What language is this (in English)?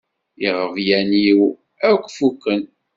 Kabyle